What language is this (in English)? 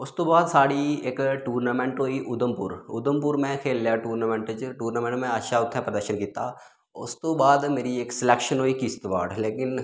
Dogri